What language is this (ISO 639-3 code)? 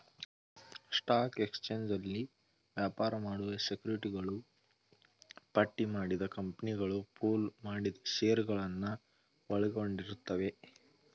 kan